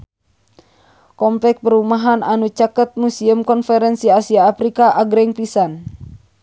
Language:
Sundanese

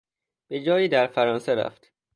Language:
Persian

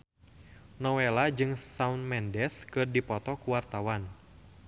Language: Sundanese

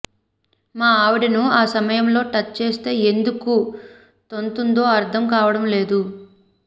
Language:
Telugu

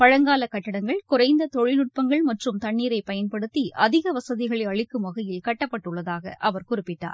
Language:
Tamil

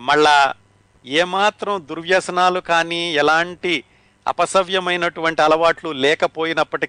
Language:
Telugu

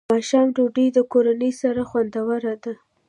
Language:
Pashto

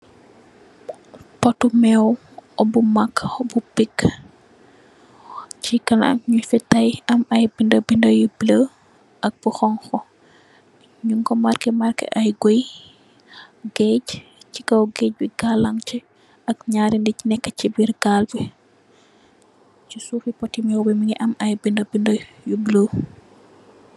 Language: Wolof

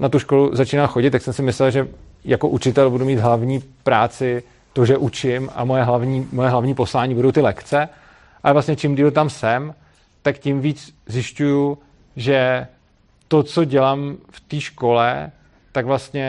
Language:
Czech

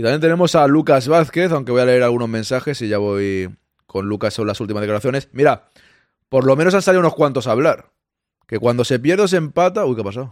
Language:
Spanish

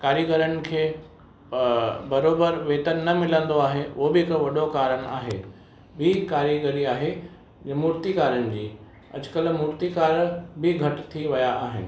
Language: Sindhi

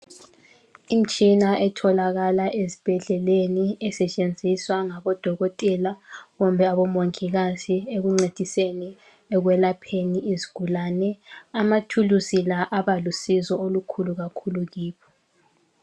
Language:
North Ndebele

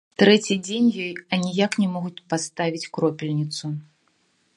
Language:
Belarusian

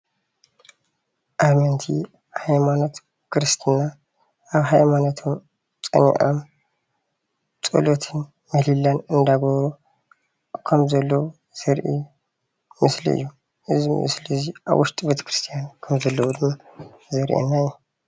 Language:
Tigrinya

